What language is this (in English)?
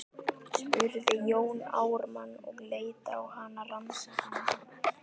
Icelandic